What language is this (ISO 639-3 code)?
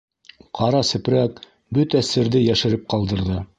bak